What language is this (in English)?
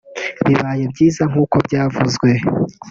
Kinyarwanda